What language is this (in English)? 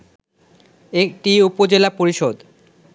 Bangla